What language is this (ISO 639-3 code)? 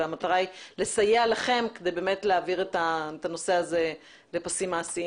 heb